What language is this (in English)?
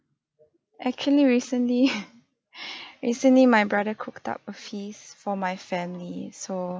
English